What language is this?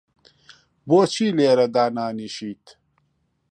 Central Kurdish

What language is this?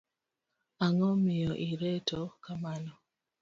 Luo (Kenya and Tanzania)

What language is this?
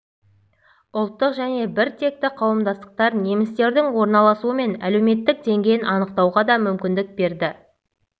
Kazakh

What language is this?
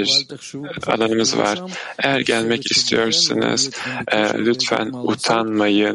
Turkish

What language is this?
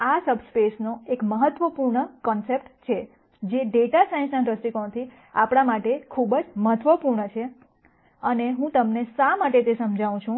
Gujarati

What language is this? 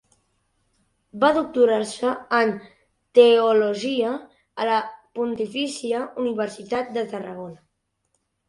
Catalan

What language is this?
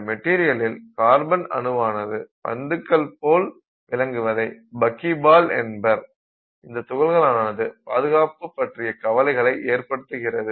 Tamil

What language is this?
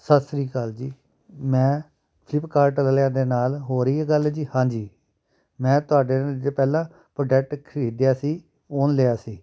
Punjabi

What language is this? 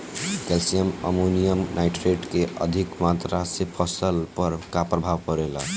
Bhojpuri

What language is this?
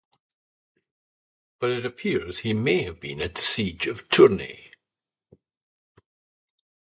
English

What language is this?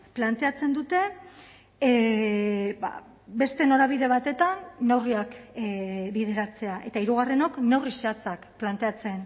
Basque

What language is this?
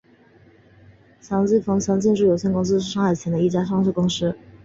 Chinese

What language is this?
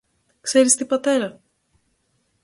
Greek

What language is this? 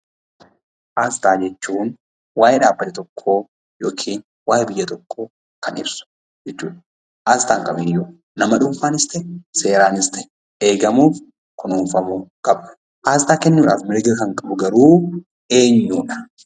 Oromo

